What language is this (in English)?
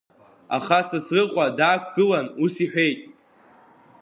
Abkhazian